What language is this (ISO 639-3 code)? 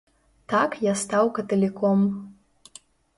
bel